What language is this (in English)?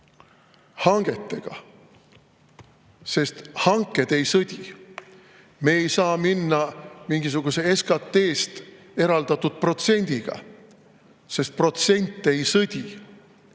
Estonian